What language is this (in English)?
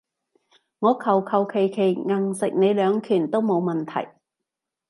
Cantonese